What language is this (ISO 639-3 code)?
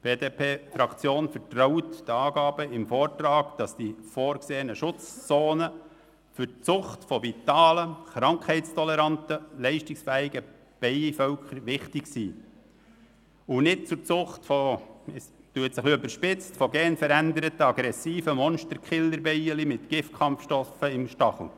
gsw